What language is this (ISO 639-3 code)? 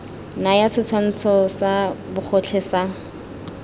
tsn